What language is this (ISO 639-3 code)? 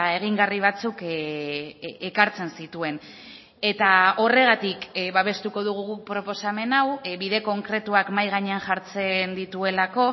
eus